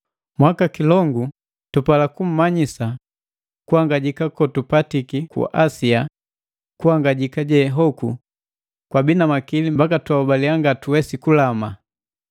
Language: Matengo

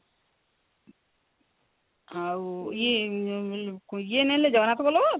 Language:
Odia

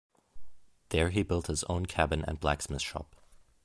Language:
English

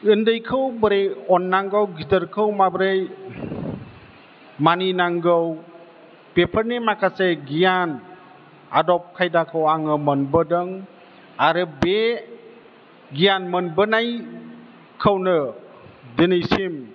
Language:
Bodo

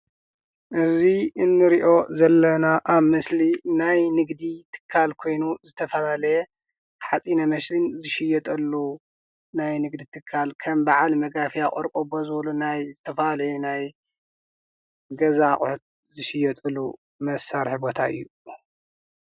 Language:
Tigrinya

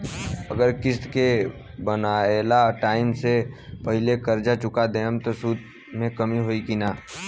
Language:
Bhojpuri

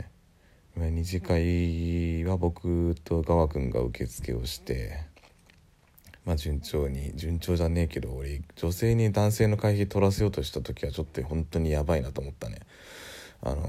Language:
Japanese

